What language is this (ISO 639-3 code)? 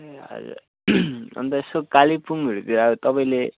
nep